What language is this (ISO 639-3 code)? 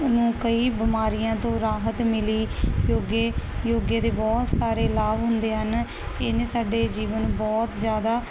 pan